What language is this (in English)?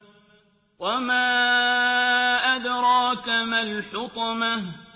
Arabic